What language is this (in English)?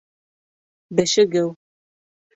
Bashkir